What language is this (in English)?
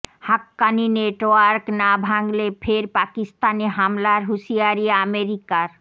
Bangla